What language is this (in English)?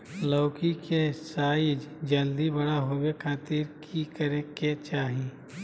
Magahi